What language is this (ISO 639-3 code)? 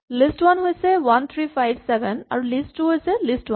asm